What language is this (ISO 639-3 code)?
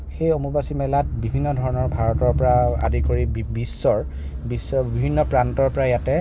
asm